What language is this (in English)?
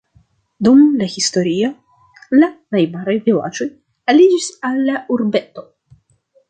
Esperanto